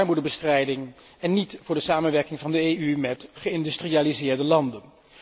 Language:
Dutch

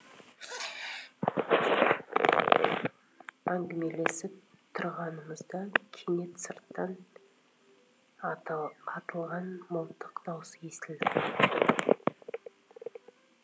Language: Kazakh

